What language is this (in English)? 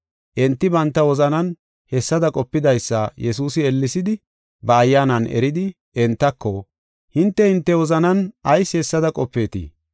Gofa